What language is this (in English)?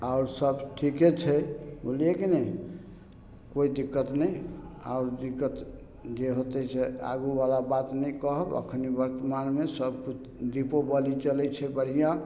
Maithili